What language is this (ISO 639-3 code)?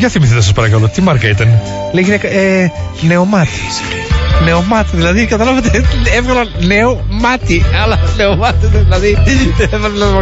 ell